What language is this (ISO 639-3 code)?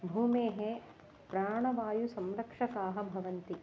san